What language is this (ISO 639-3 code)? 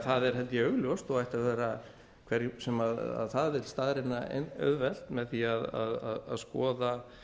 isl